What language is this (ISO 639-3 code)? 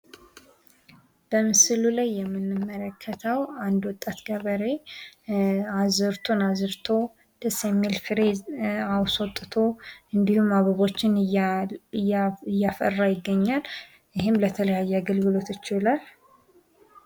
amh